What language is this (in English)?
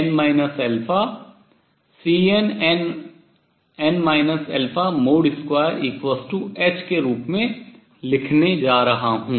Hindi